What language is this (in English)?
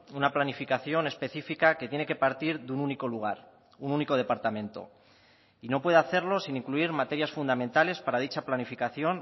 Spanish